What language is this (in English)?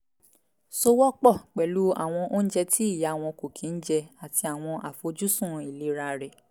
Yoruba